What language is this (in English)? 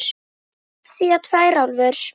Icelandic